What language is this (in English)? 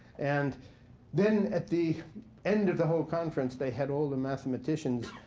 English